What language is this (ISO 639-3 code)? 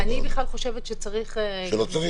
heb